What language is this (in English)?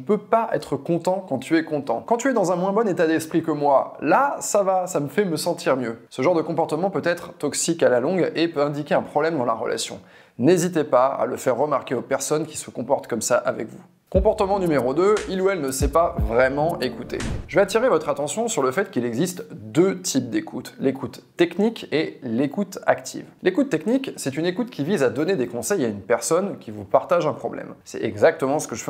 French